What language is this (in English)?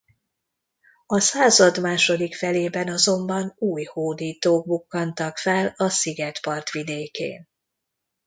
Hungarian